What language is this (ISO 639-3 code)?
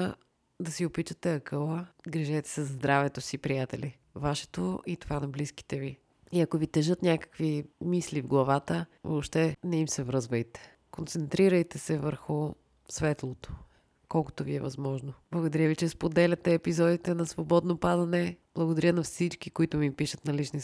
bul